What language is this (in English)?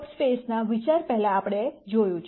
Gujarati